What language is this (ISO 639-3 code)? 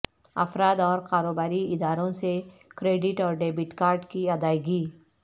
urd